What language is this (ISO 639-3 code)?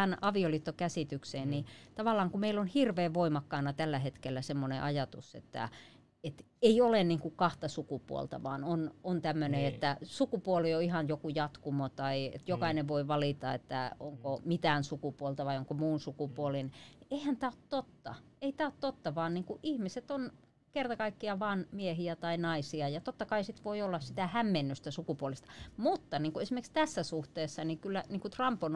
fin